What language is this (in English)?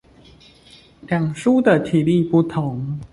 Chinese